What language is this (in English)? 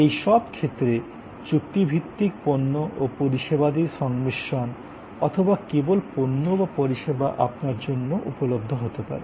Bangla